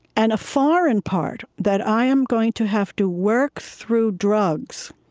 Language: English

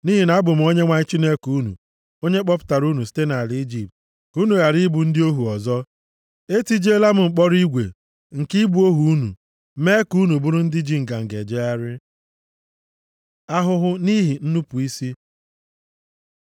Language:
Igbo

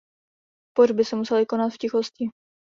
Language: Czech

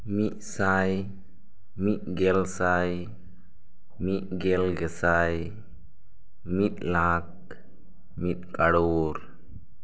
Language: Santali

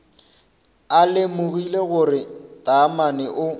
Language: Northern Sotho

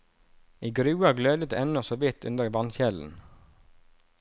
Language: Norwegian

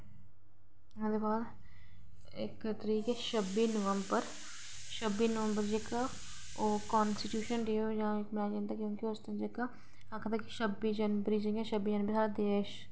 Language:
Dogri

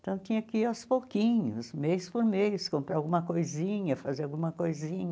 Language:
Portuguese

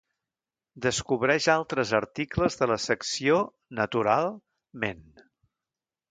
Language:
Catalan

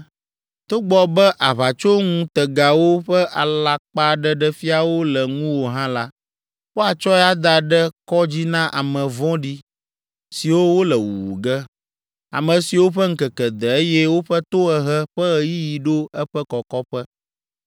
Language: Ewe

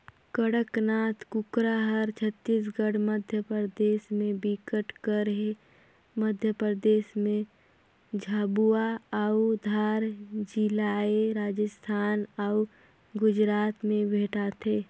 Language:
Chhattisgarhi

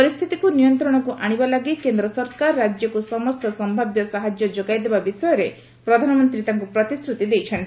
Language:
Odia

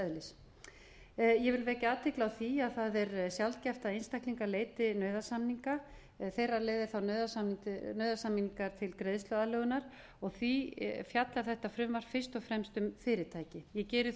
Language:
Icelandic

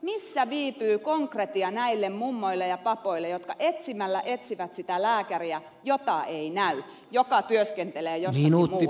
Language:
Finnish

